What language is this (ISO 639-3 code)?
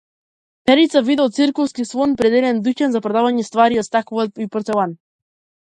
mkd